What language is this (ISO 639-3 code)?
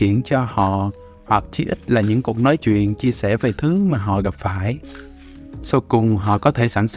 vie